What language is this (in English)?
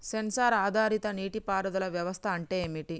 Telugu